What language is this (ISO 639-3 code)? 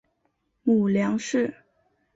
zho